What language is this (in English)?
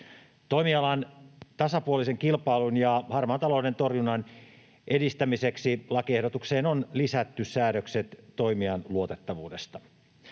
Finnish